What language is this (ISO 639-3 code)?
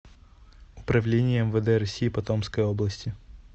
rus